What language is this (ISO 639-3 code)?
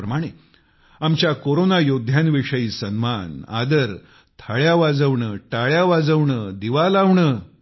mar